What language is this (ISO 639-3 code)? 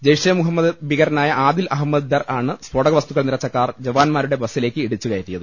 mal